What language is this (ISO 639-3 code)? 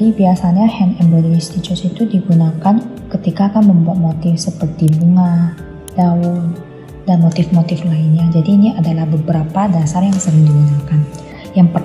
ind